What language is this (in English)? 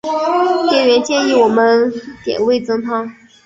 Chinese